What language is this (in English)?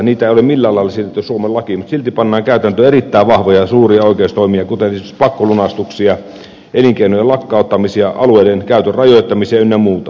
Finnish